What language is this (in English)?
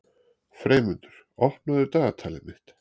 Icelandic